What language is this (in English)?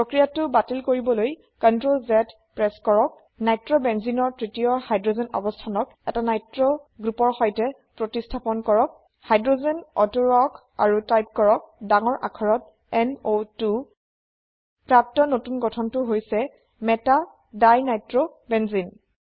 Assamese